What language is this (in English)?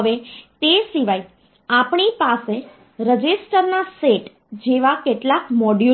Gujarati